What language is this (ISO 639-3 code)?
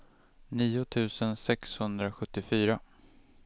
swe